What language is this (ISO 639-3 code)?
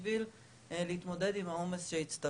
heb